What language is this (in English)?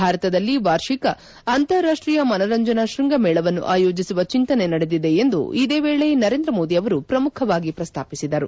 Kannada